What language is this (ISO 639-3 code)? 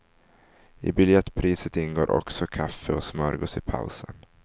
swe